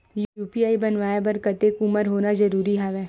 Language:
Chhattisgarhi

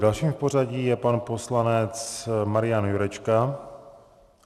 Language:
Czech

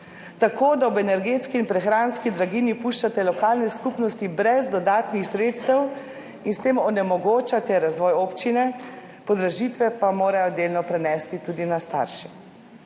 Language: Slovenian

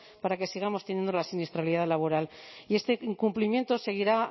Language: Spanish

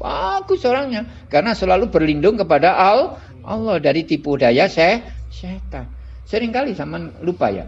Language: Indonesian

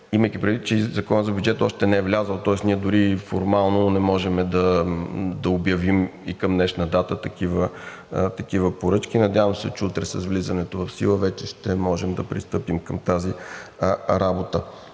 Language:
Bulgarian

